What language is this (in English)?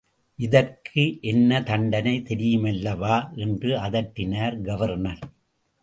Tamil